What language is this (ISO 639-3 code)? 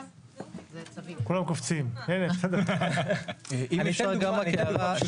heb